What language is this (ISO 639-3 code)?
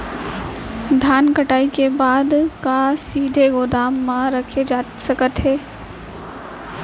hne